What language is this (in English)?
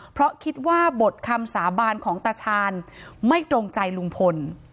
Thai